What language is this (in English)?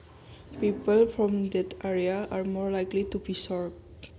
Javanese